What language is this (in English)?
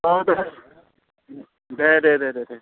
Bodo